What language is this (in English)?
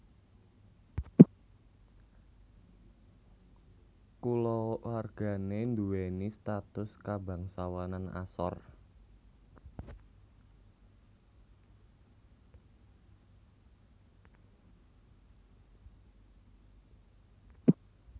Javanese